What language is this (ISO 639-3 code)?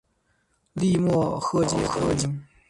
zho